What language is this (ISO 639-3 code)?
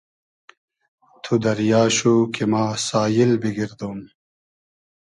haz